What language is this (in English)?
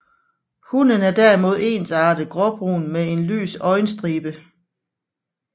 Danish